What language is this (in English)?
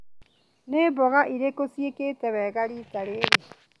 Kikuyu